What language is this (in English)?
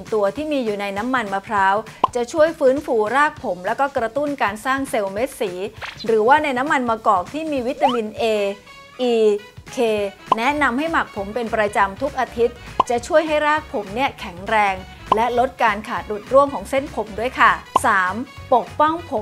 Thai